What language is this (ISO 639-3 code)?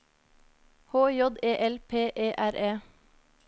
nor